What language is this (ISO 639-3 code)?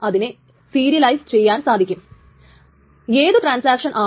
mal